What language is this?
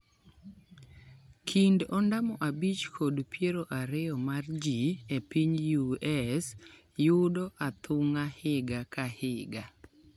Luo (Kenya and Tanzania)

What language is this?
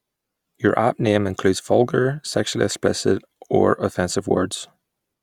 English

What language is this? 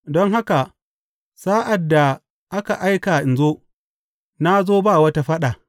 Hausa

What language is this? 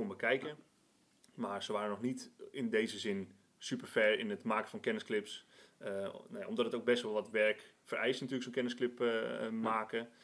Dutch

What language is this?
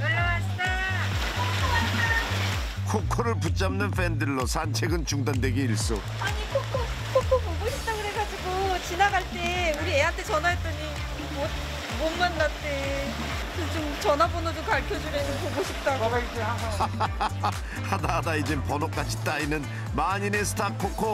Korean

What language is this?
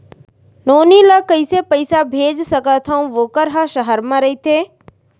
Chhattisgarhi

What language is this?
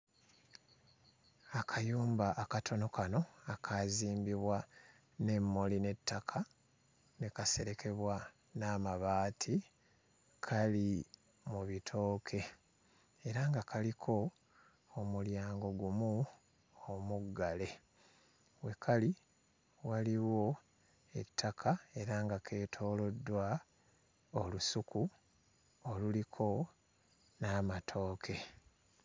Ganda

